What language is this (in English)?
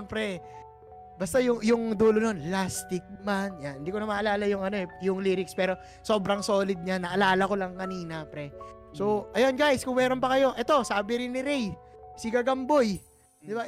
Filipino